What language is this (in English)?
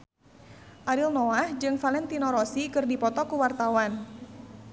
Sundanese